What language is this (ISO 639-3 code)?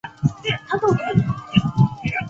zho